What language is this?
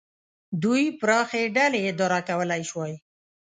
Pashto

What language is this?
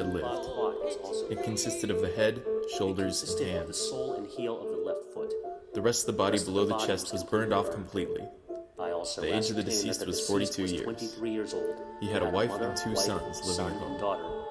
English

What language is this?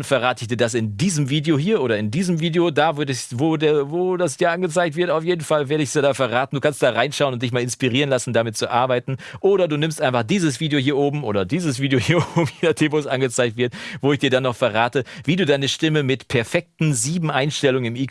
German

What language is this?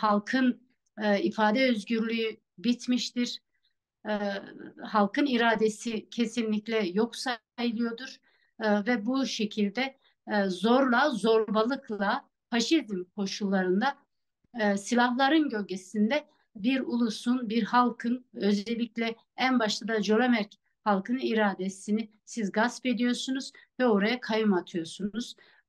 Turkish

